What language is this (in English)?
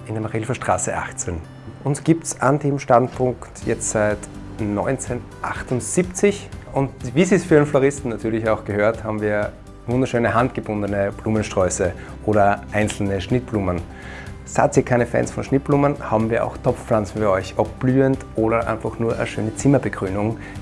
German